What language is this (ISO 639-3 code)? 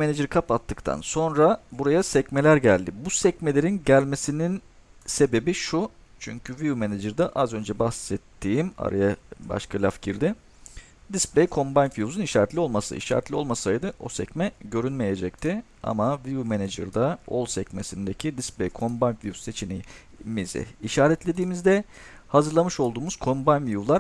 tur